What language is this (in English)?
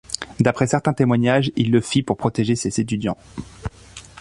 French